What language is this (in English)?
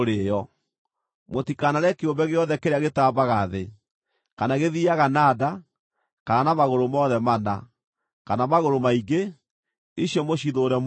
Kikuyu